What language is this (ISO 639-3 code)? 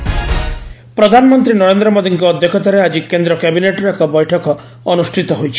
ori